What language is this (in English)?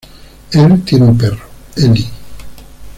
Spanish